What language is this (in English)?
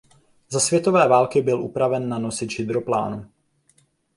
Czech